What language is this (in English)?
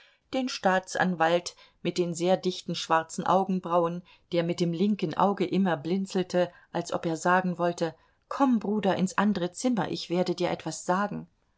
German